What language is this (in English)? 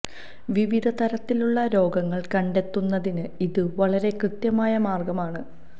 Malayalam